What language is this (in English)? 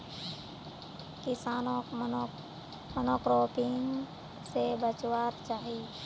Magahi